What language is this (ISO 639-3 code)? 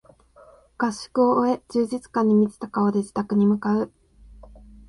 jpn